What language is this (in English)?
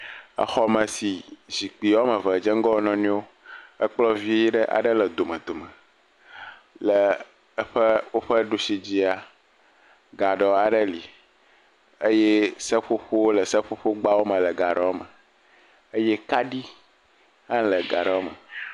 Ewe